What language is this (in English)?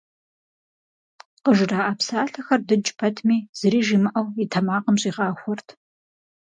Kabardian